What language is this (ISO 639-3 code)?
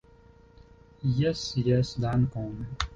epo